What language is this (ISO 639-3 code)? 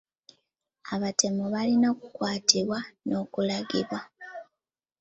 lug